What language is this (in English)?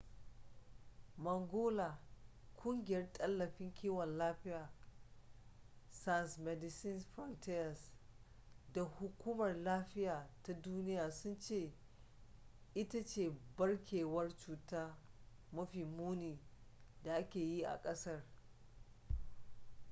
Hausa